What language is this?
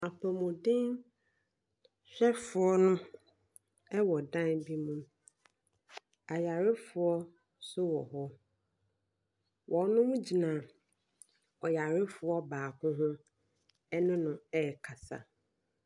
Akan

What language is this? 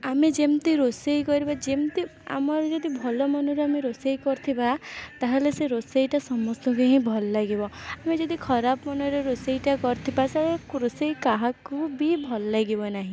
Odia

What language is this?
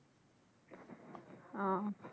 Bangla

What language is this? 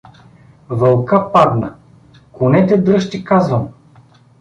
Bulgarian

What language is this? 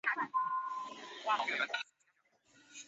Chinese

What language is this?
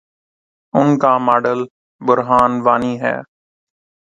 Urdu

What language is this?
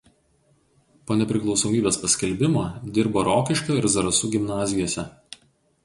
Lithuanian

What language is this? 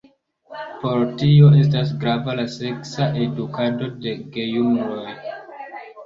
Esperanto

